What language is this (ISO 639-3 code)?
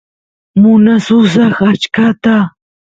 qus